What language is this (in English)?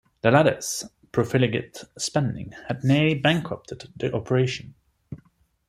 English